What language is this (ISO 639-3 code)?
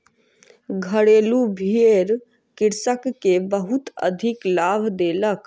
mai